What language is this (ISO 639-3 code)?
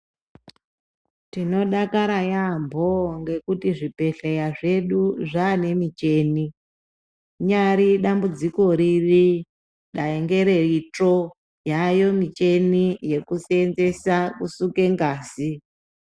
ndc